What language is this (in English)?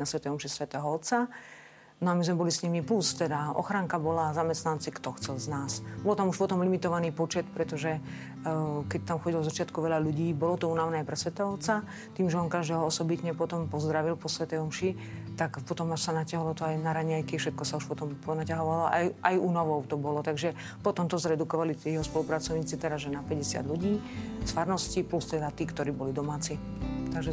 Slovak